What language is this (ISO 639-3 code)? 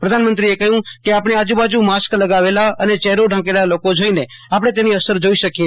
guj